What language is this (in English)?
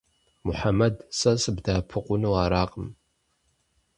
Kabardian